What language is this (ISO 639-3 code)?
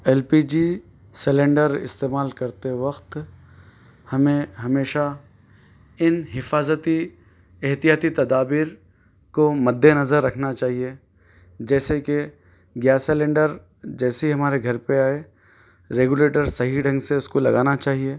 urd